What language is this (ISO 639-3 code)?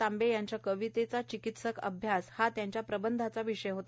mar